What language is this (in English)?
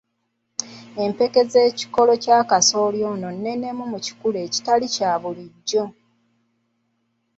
Ganda